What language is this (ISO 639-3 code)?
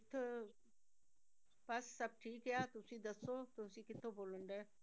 pan